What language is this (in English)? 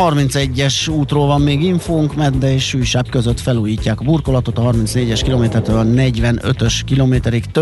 Hungarian